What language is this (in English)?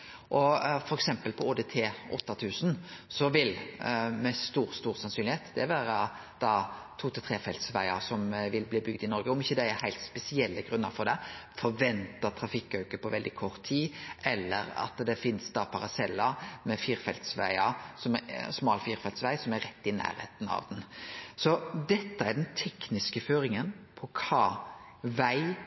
Norwegian Nynorsk